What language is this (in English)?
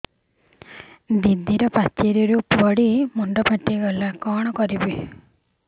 Odia